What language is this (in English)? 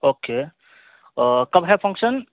Urdu